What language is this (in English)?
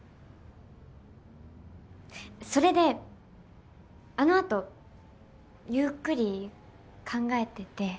Japanese